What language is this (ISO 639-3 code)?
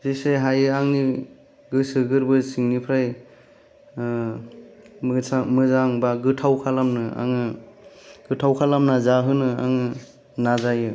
brx